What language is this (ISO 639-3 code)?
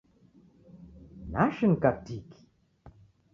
dav